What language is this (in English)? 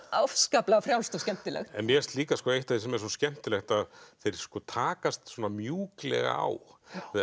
Icelandic